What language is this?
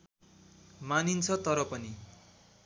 Nepali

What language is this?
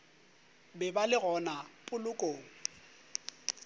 Northern Sotho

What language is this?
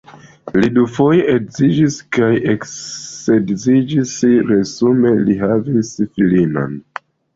Esperanto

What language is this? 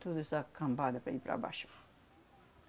Portuguese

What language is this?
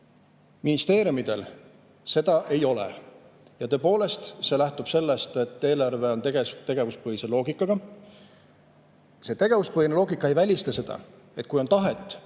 Estonian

